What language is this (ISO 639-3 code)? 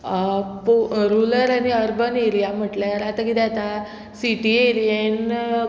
kok